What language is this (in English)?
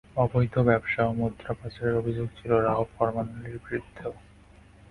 Bangla